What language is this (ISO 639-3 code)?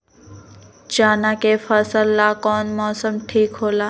mag